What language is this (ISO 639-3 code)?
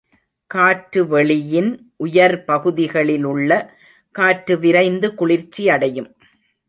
tam